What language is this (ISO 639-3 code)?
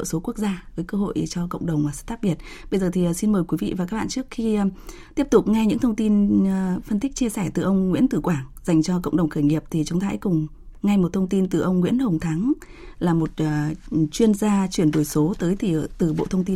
vie